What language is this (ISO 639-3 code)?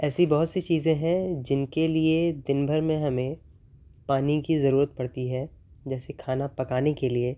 urd